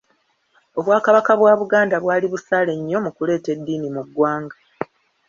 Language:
Ganda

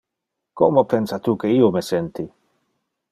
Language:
Interlingua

